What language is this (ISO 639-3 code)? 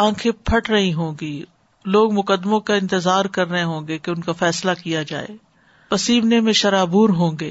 urd